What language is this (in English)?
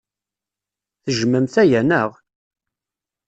Kabyle